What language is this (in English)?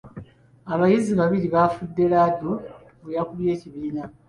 Ganda